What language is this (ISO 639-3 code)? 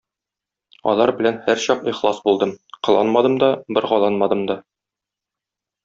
tat